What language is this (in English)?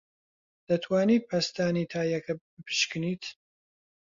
Central Kurdish